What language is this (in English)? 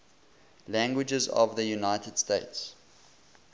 English